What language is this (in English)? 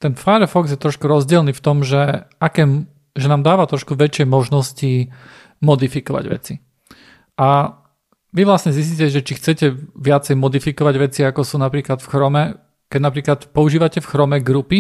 Slovak